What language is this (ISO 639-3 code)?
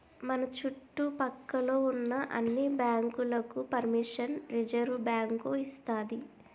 tel